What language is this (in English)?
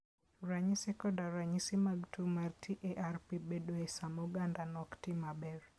Luo (Kenya and Tanzania)